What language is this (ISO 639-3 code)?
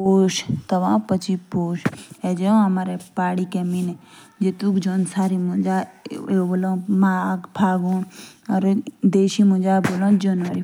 jns